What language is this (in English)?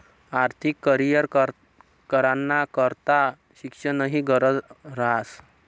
Marathi